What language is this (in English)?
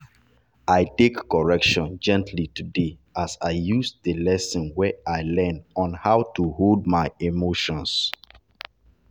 Nigerian Pidgin